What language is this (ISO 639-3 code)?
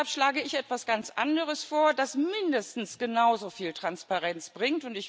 deu